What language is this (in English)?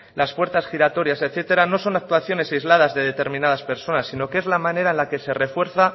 Spanish